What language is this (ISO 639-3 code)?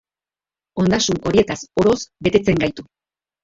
eus